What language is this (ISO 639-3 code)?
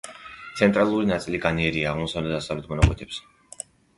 kat